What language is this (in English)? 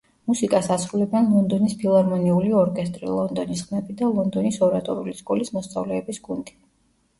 Georgian